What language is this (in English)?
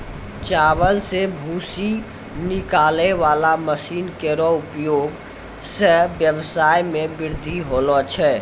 Maithili